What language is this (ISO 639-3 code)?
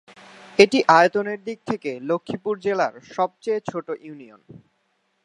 ben